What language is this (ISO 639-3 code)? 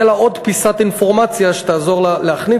heb